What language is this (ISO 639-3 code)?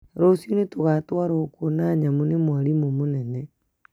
kik